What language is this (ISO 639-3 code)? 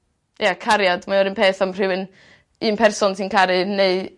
cym